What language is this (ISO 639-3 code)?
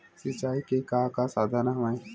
hne